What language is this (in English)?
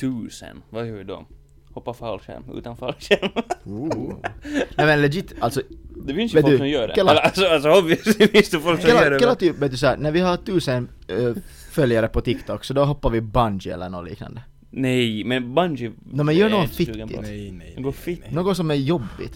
Swedish